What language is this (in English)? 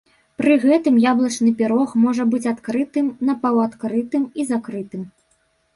Belarusian